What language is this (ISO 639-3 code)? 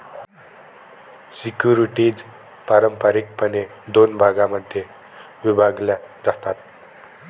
mar